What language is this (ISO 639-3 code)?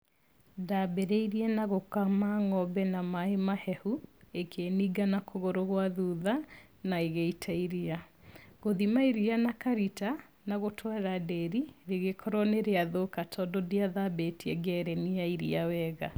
kik